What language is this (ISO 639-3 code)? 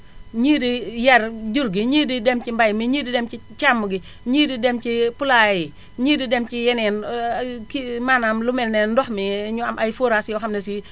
wol